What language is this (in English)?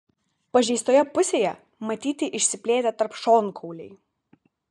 Lithuanian